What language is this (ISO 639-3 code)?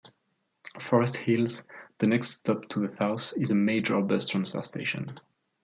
eng